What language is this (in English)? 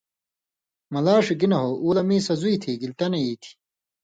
Indus Kohistani